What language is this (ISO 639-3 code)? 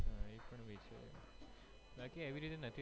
guj